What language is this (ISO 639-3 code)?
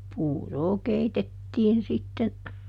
fin